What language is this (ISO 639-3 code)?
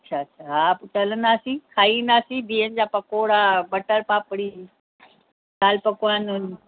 snd